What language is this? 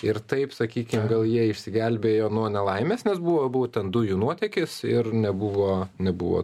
Lithuanian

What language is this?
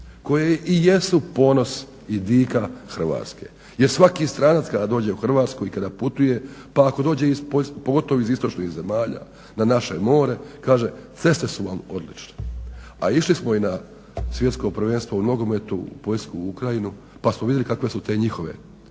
Croatian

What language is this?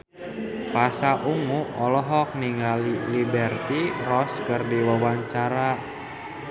Sundanese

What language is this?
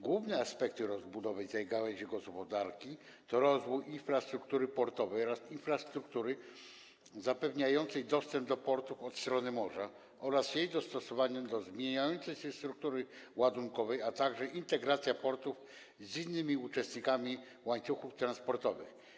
Polish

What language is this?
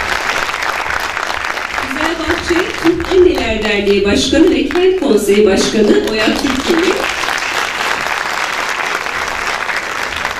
Turkish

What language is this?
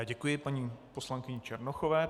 Czech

